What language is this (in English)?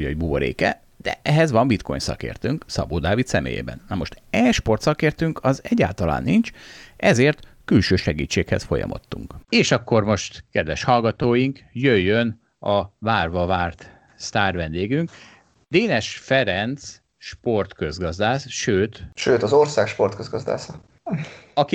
Hungarian